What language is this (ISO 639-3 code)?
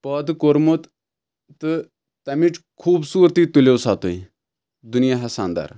kas